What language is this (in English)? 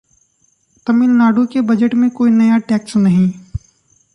Hindi